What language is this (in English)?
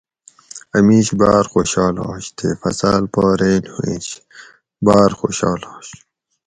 Gawri